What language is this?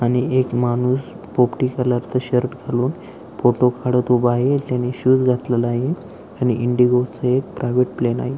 Marathi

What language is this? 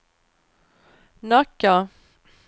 Swedish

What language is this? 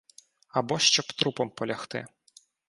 Ukrainian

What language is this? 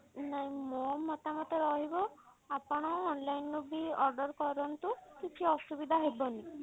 Odia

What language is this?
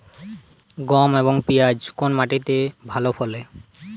Bangla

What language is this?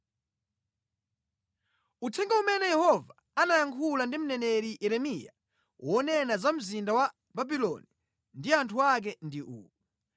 Nyanja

